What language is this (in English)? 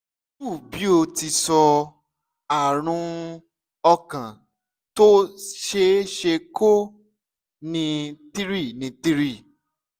Yoruba